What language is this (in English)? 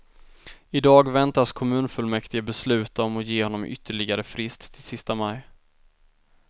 Swedish